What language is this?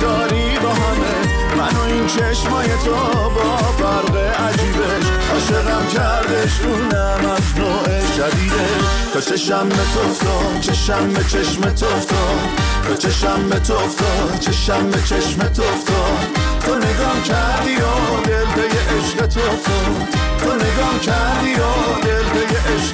Persian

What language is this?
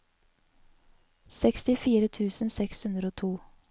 Norwegian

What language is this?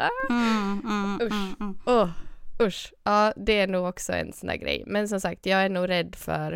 Swedish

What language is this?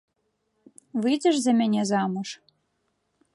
Belarusian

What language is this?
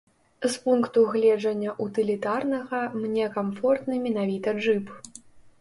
Belarusian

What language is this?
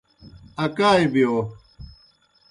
Kohistani Shina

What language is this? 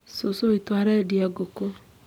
Kikuyu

